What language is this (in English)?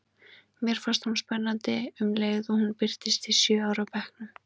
Icelandic